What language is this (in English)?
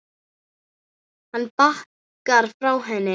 Icelandic